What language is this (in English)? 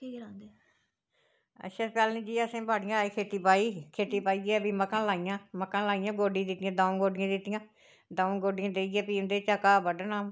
Dogri